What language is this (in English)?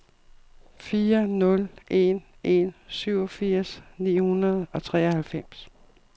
Danish